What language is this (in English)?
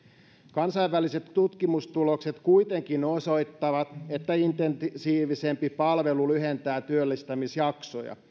Finnish